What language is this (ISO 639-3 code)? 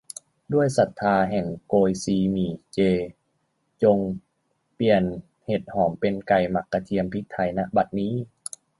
tha